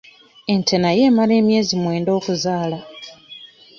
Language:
Ganda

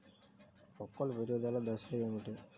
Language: Telugu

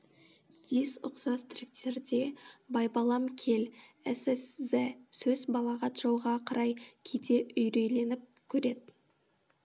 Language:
Kazakh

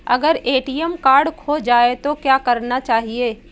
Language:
Hindi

